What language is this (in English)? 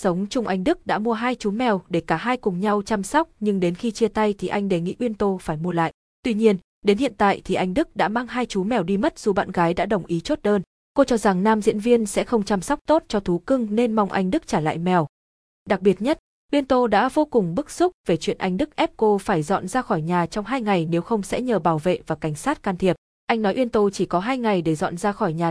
Vietnamese